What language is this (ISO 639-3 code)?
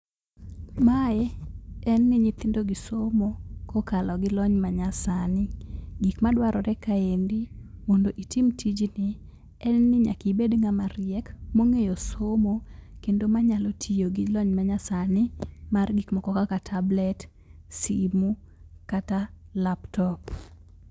luo